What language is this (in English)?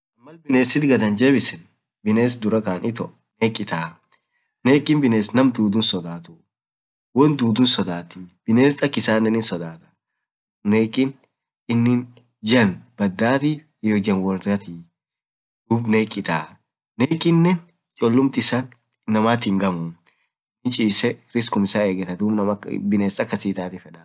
Orma